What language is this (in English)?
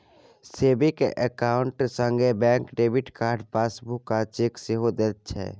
Maithili